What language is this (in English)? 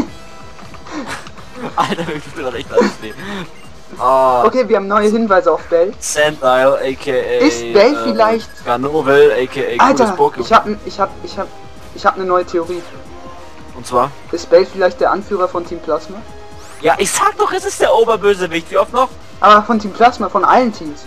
German